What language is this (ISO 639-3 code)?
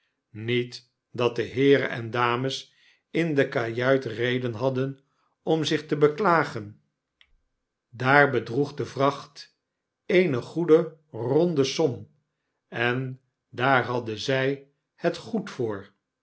nld